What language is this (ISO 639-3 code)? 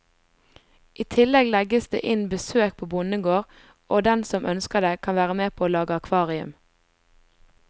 nor